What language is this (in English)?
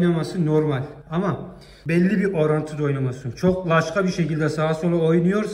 Turkish